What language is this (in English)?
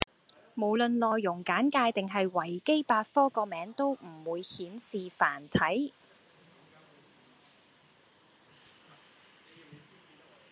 Cantonese